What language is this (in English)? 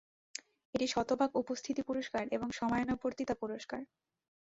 Bangla